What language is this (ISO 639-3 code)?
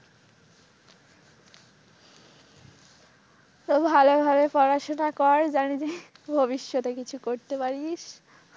ben